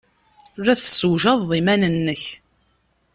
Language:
Kabyle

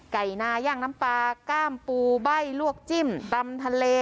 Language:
Thai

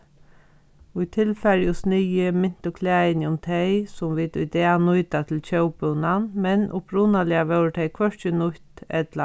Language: Faroese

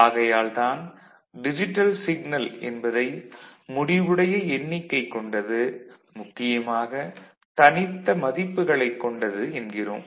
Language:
Tamil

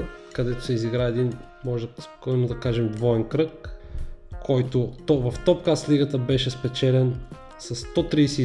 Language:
Bulgarian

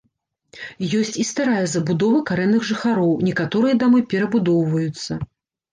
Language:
Belarusian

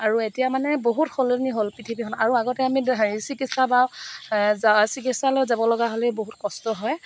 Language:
Assamese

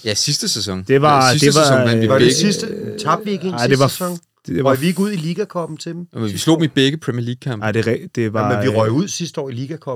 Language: Danish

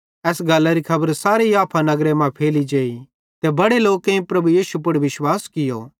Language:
Bhadrawahi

